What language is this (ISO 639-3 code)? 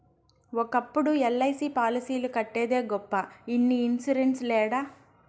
tel